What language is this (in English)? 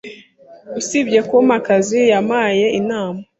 Kinyarwanda